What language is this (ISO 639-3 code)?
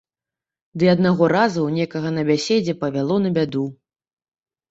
bel